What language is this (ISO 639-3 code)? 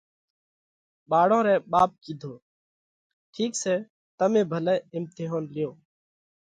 kvx